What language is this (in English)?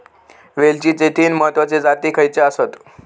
Marathi